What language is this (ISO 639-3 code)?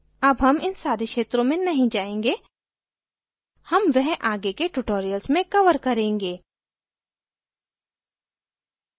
hin